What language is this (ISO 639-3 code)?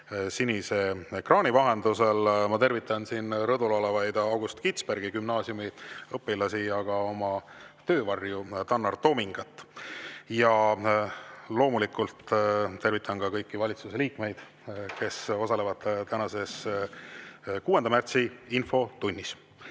est